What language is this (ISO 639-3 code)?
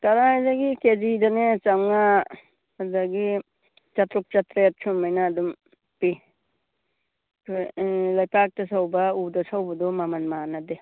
mni